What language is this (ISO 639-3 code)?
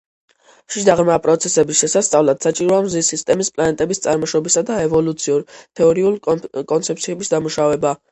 kat